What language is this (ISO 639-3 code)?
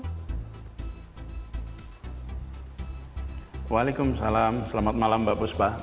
ind